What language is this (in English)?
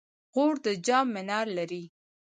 Pashto